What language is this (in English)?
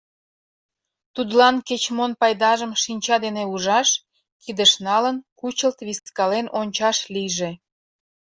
Mari